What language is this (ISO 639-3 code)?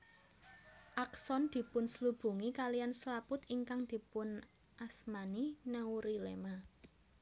jav